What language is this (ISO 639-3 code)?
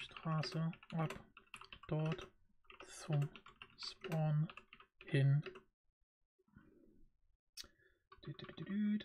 deu